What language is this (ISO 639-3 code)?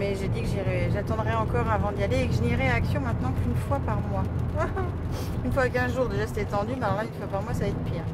fra